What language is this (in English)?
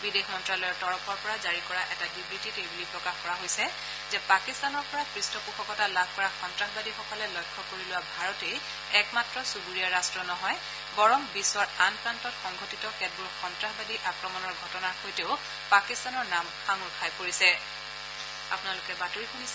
Assamese